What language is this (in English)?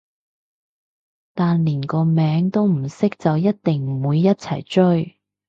Cantonese